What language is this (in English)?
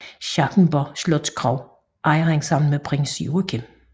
Danish